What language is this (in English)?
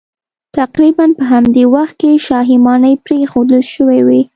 Pashto